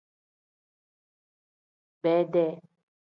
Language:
Tem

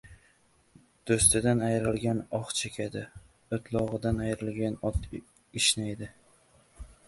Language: Uzbek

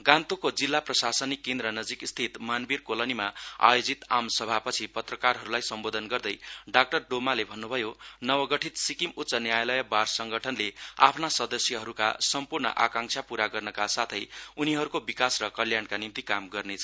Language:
Nepali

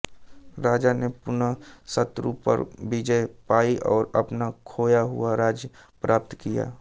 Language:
Hindi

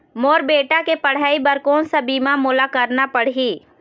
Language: Chhattisgarhi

